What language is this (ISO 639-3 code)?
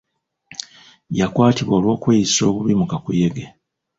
lug